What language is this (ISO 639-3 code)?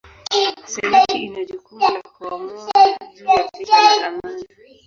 swa